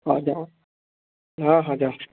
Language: Odia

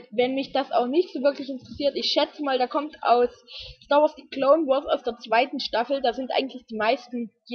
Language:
German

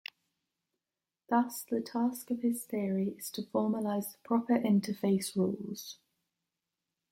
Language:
English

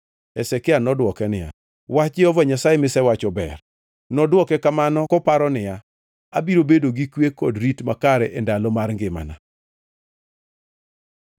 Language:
Luo (Kenya and Tanzania)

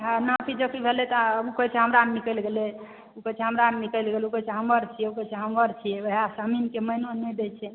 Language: Maithili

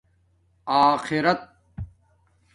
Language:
Domaaki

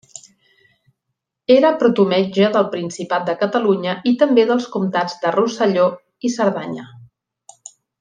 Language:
Catalan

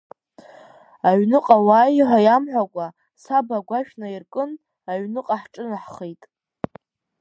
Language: Abkhazian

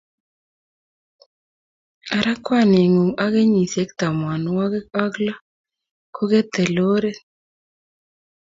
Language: Kalenjin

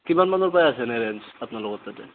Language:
Assamese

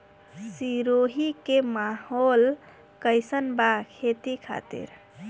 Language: Bhojpuri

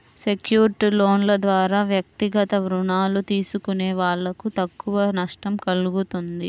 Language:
Telugu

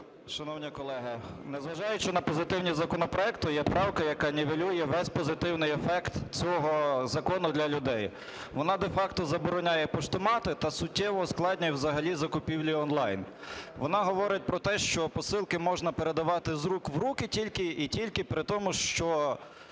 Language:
Ukrainian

